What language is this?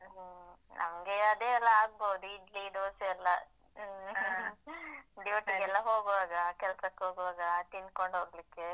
Kannada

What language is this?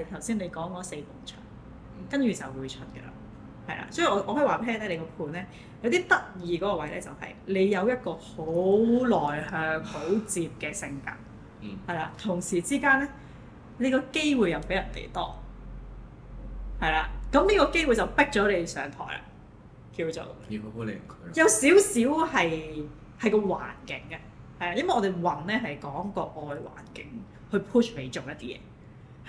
Chinese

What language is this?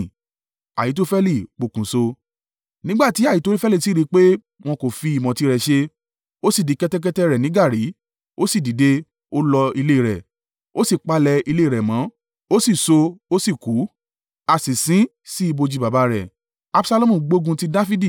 Yoruba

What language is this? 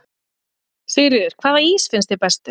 Icelandic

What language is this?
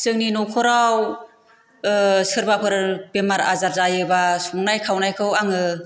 Bodo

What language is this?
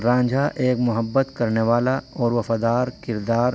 Urdu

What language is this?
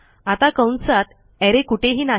Marathi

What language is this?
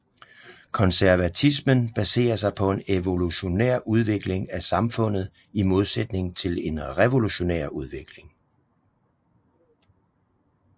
Danish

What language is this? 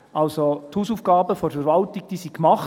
Swiss German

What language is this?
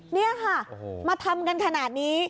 Thai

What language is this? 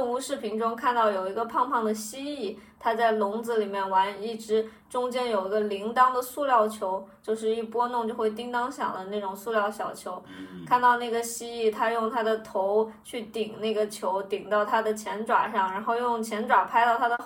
Chinese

